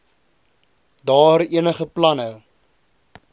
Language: Afrikaans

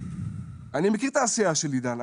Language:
Hebrew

